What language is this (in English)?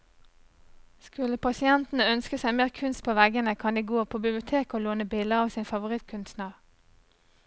Norwegian